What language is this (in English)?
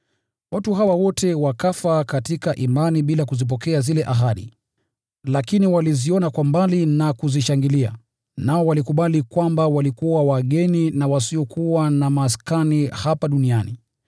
Swahili